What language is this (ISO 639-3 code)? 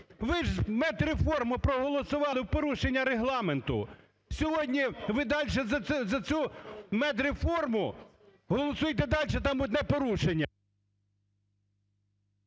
ukr